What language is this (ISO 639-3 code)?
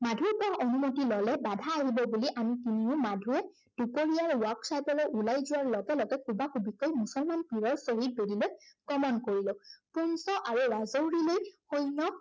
asm